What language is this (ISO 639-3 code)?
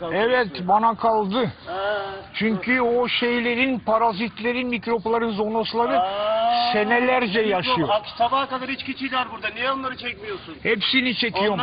tur